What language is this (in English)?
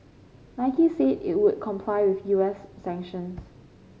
English